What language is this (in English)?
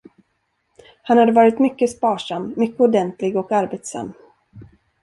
Swedish